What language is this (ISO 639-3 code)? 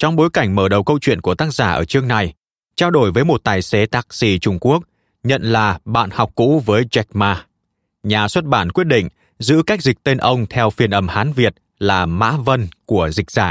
vie